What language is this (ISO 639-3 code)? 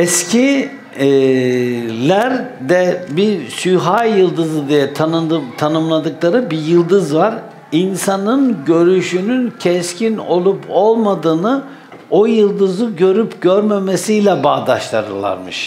tur